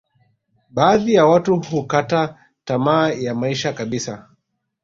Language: Swahili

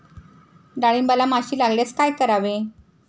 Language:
Marathi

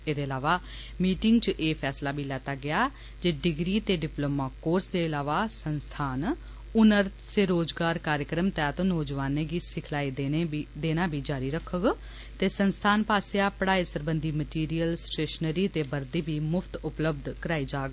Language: Dogri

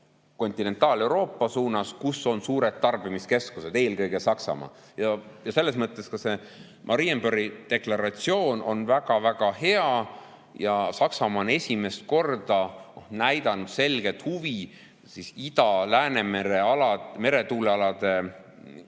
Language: Estonian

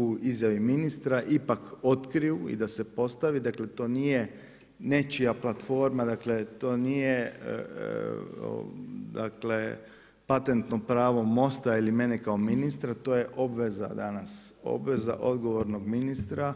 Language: Croatian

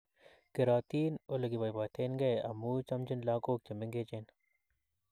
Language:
Kalenjin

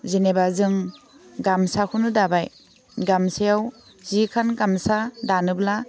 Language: Bodo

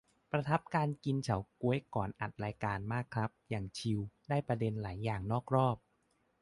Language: Thai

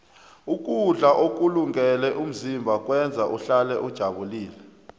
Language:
South Ndebele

